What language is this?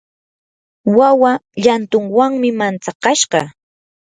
Yanahuanca Pasco Quechua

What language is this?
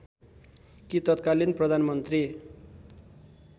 Nepali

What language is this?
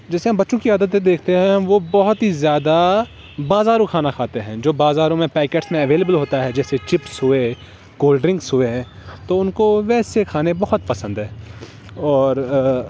Urdu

